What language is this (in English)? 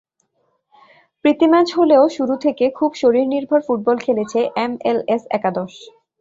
Bangla